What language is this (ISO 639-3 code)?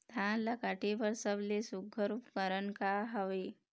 hne